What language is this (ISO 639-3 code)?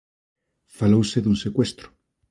glg